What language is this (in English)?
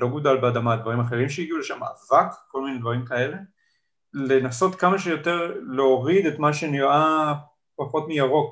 Hebrew